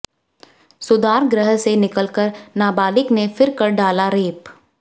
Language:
Hindi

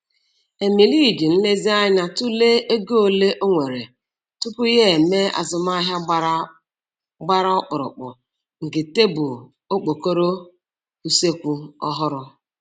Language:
Igbo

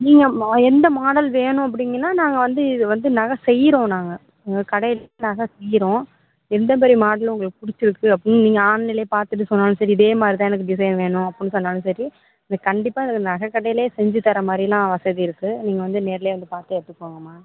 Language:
Tamil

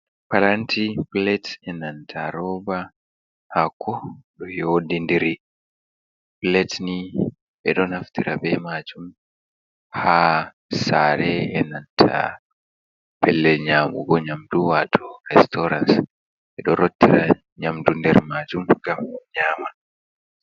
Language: Fula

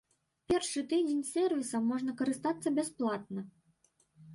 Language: Belarusian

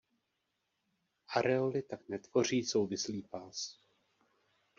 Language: Czech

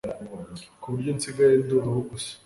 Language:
Kinyarwanda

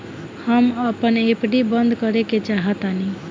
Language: Bhojpuri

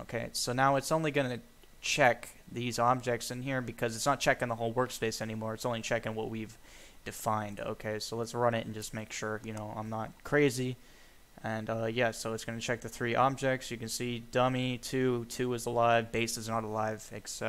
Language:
English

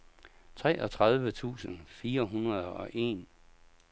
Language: Danish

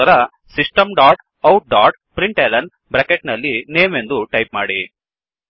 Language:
Kannada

